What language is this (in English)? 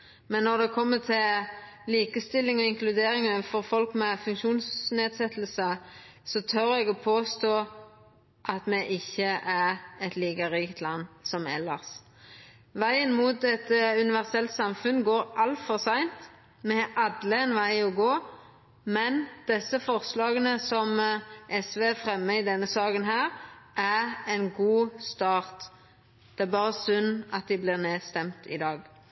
Norwegian Nynorsk